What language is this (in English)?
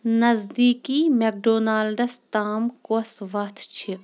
Kashmiri